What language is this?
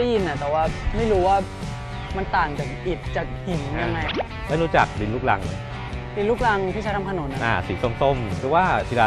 Thai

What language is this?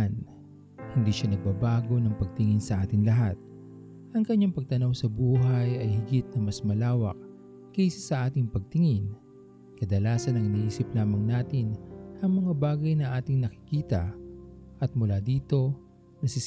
Filipino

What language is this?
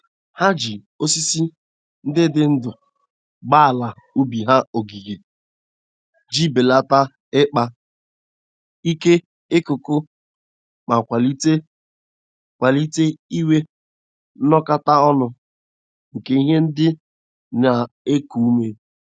Igbo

